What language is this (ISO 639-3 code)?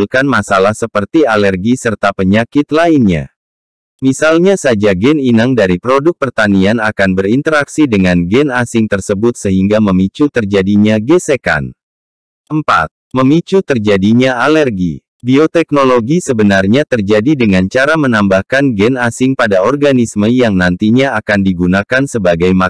ind